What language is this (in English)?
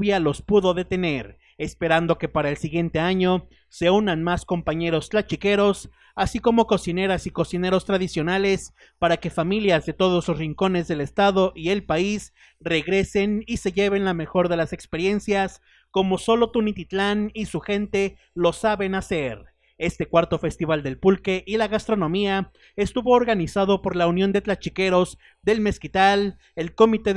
Spanish